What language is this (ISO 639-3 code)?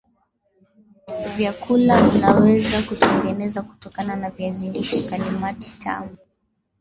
swa